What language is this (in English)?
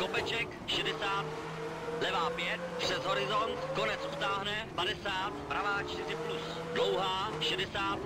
Czech